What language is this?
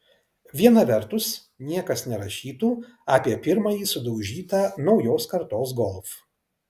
Lithuanian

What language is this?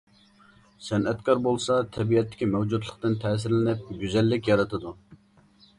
Uyghur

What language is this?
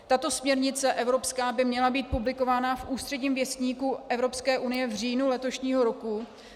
Czech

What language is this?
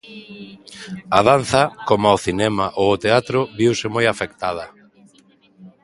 Galician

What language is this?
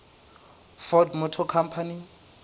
Southern Sotho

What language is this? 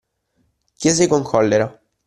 Italian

